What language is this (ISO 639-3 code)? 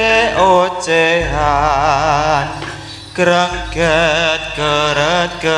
ind